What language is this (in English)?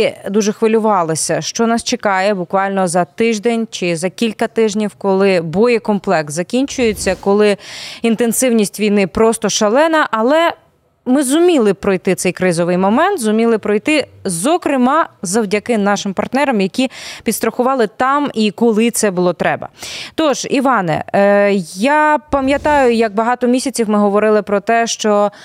Ukrainian